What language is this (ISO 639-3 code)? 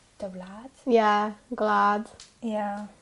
cym